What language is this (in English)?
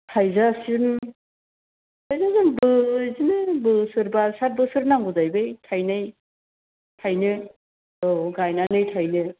Bodo